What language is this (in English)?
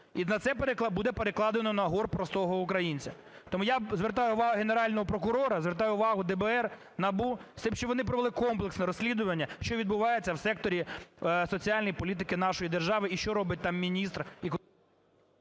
Ukrainian